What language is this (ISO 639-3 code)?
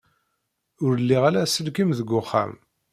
kab